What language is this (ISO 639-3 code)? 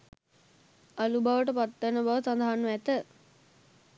sin